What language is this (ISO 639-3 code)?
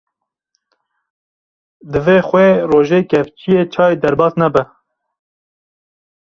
kur